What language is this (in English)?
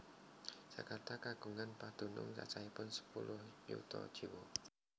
Javanese